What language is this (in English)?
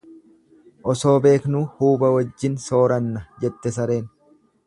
Oromo